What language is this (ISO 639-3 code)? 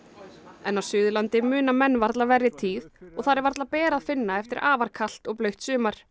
isl